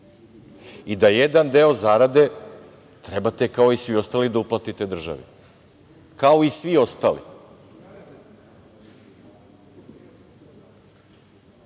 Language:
Serbian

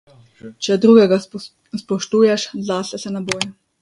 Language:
Slovenian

